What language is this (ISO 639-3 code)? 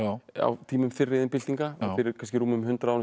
isl